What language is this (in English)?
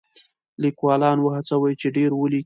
Pashto